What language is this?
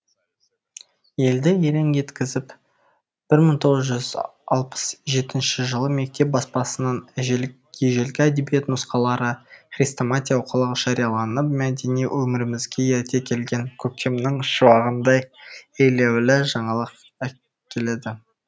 Kazakh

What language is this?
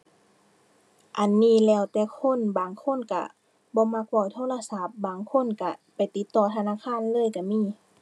Thai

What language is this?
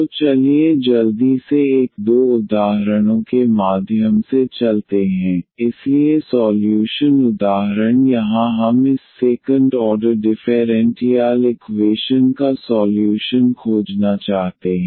Hindi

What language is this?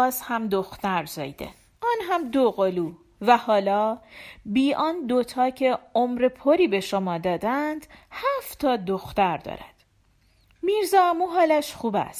Persian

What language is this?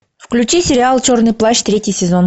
Russian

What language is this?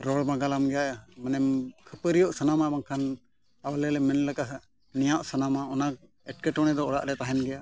Santali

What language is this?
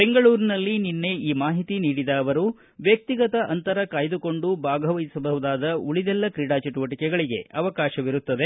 Kannada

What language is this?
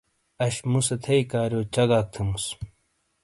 Shina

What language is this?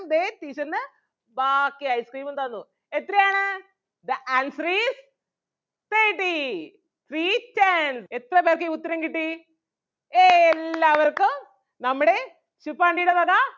Malayalam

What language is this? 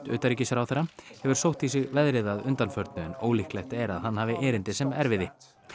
Icelandic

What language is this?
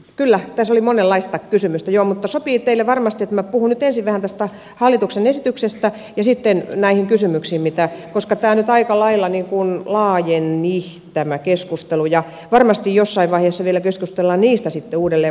Finnish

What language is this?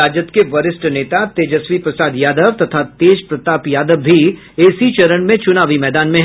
Hindi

